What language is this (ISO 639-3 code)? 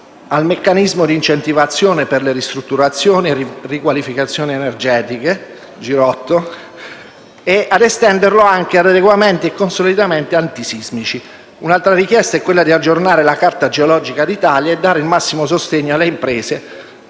ita